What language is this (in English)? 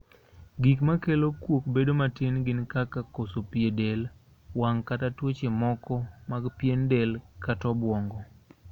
Luo (Kenya and Tanzania)